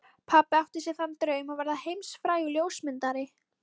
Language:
Icelandic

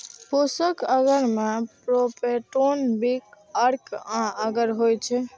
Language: Maithili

